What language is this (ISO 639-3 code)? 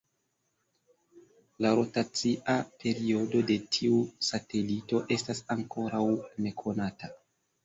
epo